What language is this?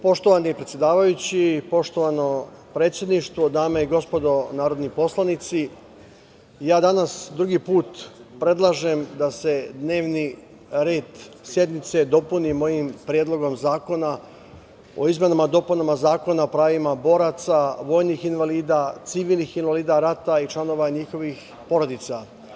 Serbian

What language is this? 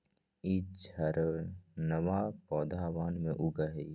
Magahi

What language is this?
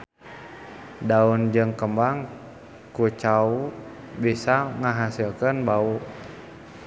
Sundanese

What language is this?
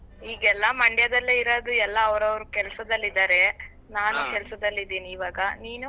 Kannada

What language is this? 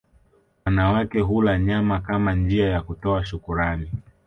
Swahili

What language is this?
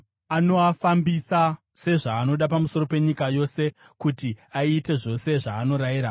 Shona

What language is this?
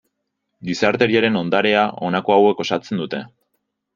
Basque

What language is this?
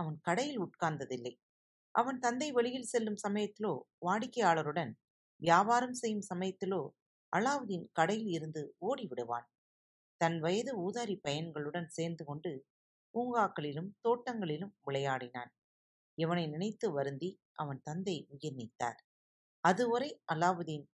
Tamil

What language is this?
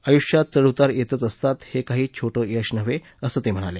Marathi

